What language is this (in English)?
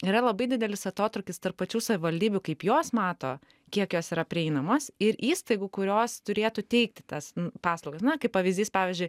Lithuanian